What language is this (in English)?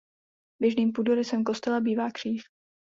Czech